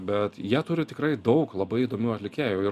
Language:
Lithuanian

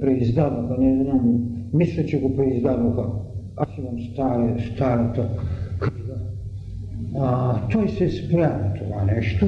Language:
Bulgarian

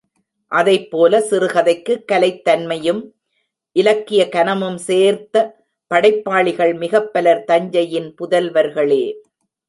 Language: Tamil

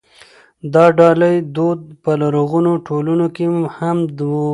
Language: Pashto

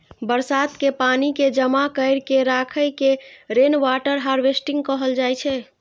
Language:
Maithili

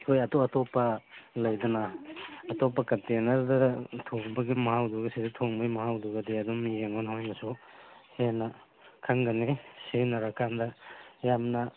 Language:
Manipuri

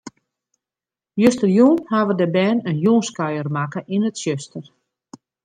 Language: Western Frisian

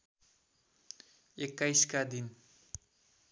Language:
Nepali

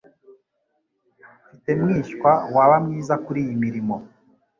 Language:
Kinyarwanda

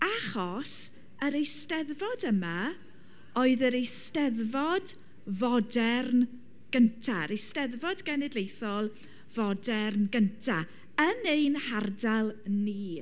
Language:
Welsh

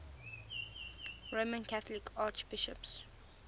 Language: English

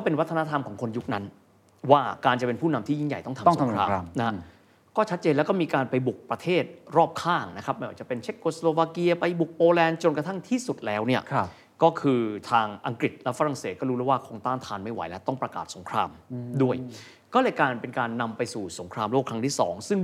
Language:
Thai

